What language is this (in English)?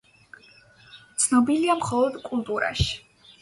Georgian